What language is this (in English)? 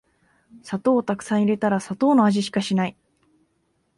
Japanese